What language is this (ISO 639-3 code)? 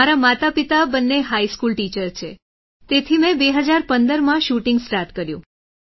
guj